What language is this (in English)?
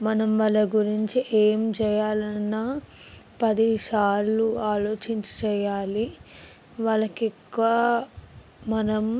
Telugu